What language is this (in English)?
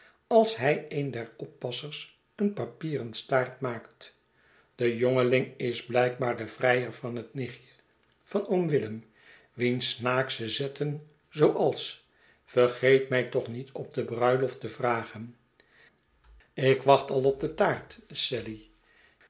Dutch